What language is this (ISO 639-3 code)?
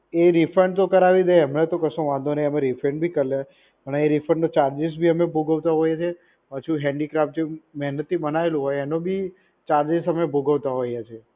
guj